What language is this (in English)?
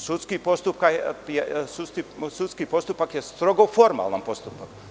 Serbian